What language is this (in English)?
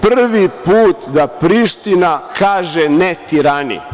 Serbian